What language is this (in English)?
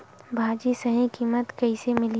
Chhattisgarhi